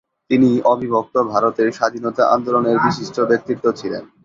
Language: Bangla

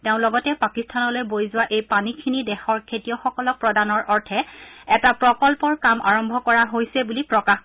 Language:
Assamese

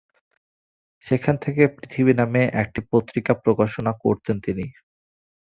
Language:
Bangla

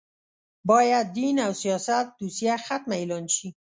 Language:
Pashto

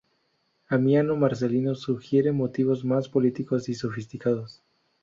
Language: Spanish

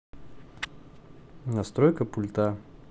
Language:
Russian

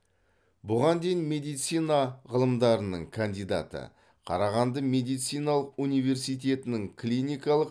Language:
Kazakh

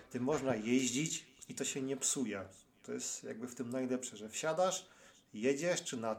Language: Polish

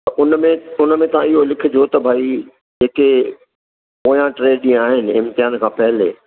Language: Sindhi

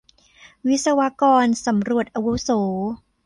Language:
Thai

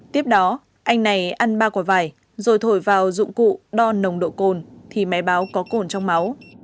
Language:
Vietnamese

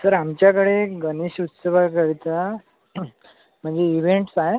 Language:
Marathi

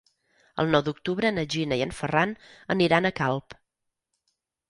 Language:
Catalan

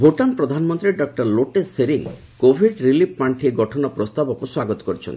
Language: Odia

